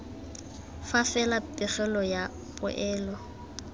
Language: Tswana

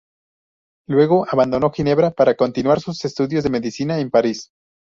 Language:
Spanish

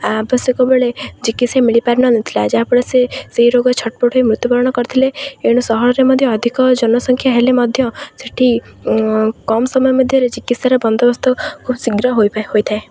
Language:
Odia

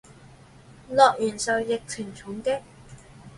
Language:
Chinese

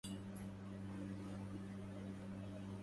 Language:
Arabic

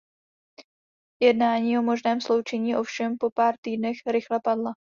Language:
Czech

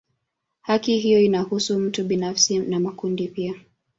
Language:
Swahili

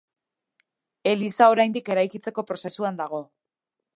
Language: Basque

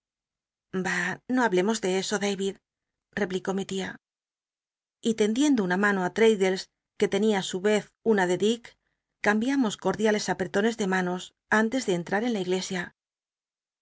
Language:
Spanish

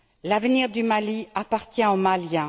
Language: French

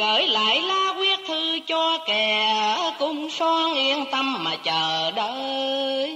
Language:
Vietnamese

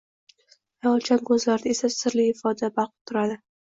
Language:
Uzbek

